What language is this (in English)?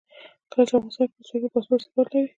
Pashto